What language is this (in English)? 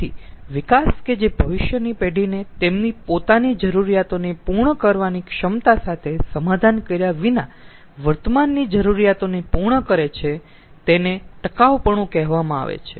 Gujarati